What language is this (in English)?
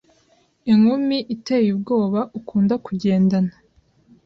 Kinyarwanda